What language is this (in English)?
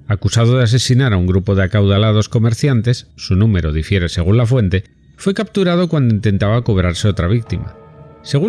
Spanish